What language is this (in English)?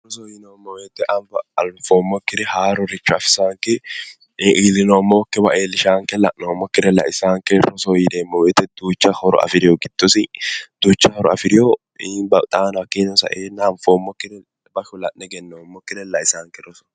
Sidamo